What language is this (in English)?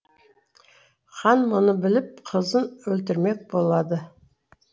Kazakh